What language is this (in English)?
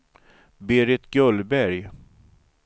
Swedish